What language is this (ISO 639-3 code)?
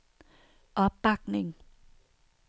dan